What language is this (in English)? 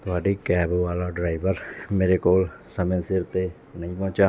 Punjabi